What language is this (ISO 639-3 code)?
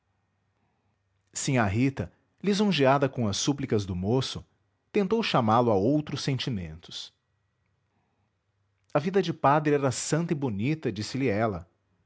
por